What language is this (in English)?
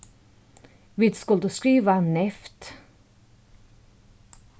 Faroese